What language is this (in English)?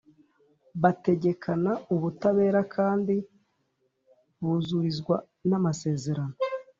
Kinyarwanda